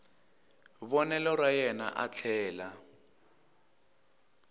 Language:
Tsonga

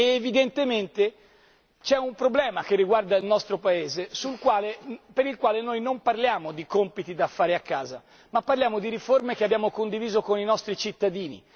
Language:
Italian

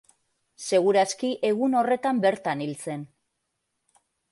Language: Basque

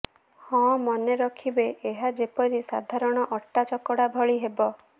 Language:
Odia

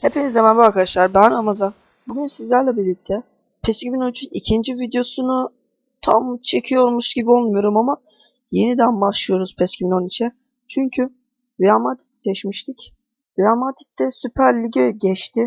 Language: Turkish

